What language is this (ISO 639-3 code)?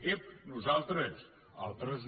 cat